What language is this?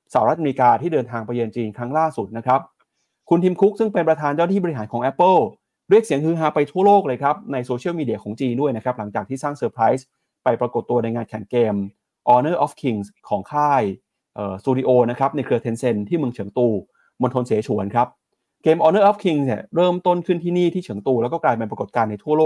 Thai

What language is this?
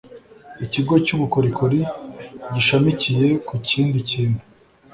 Kinyarwanda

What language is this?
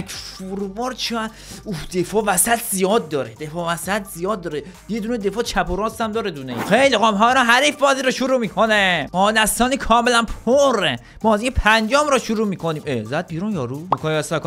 Persian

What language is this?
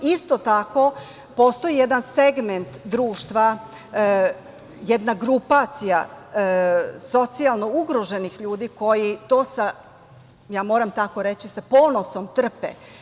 Serbian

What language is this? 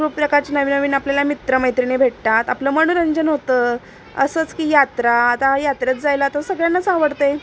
Marathi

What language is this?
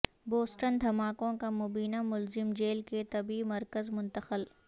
Urdu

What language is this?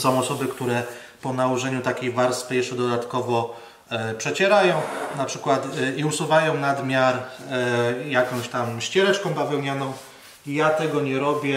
Polish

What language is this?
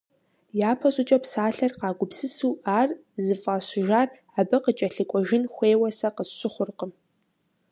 Kabardian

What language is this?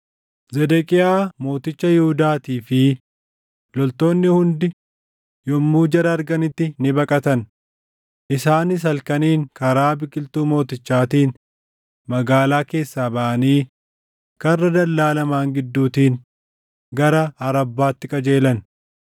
Oromo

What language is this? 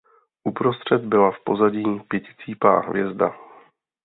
Czech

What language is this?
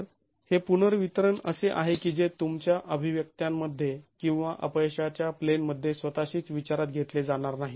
Marathi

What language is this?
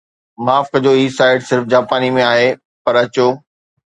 Sindhi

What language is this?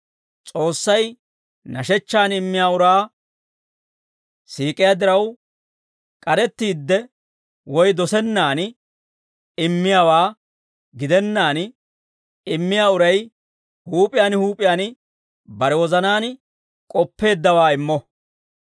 Dawro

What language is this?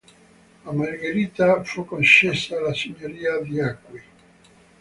Italian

